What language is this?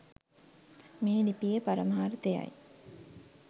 Sinhala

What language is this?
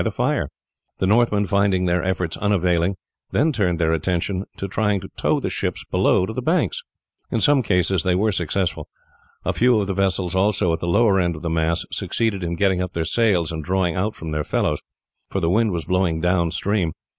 English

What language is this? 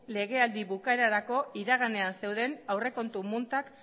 Basque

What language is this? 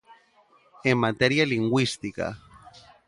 Galician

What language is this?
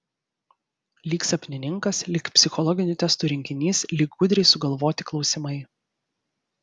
Lithuanian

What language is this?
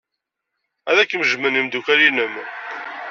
Kabyle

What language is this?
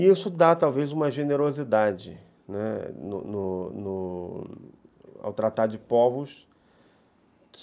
Portuguese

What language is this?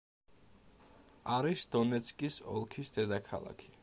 Georgian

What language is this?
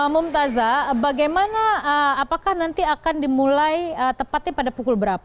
Indonesian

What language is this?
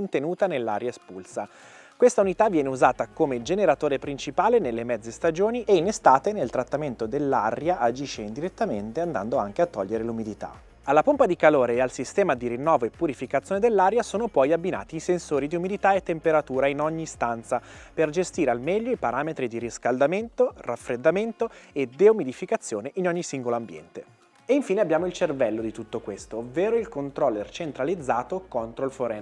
Italian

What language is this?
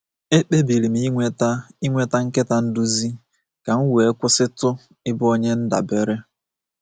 Igbo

